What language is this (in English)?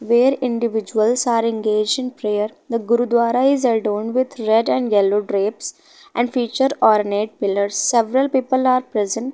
English